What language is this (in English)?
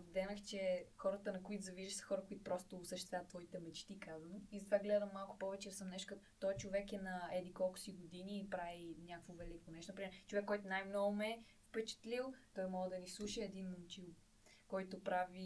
Bulgarian